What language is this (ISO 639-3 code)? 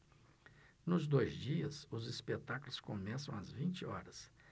por